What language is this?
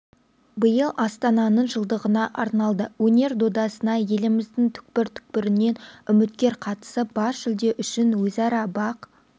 Kazakh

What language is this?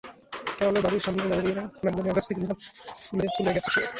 Bangla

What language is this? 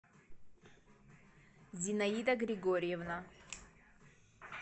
Russian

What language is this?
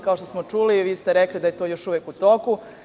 Serbian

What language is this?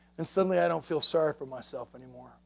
English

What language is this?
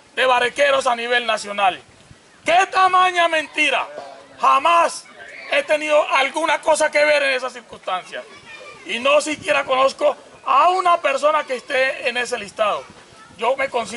Spanish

